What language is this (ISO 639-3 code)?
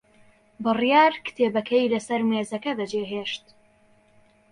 ckb